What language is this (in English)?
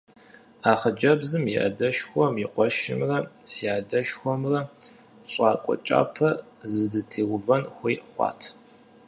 Kabardian